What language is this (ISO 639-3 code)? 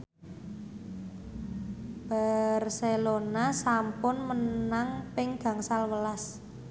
jav